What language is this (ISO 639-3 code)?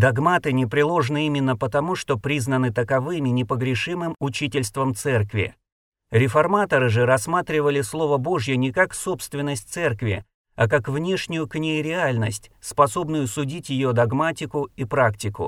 rus